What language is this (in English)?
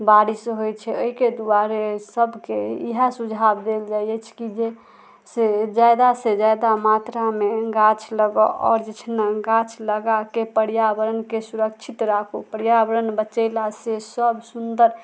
Maithili